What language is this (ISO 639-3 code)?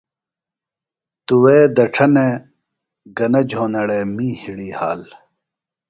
phl